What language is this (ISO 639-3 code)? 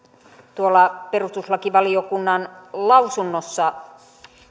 fin